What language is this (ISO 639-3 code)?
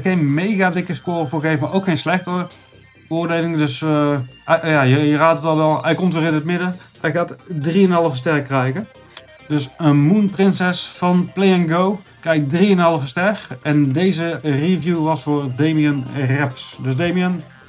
nld